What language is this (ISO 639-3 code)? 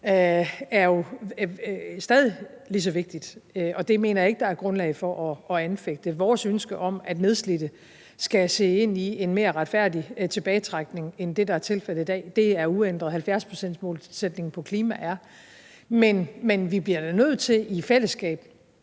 dan